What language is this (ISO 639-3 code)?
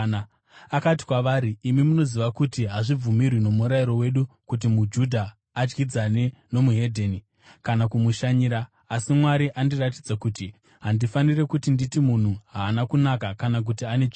sna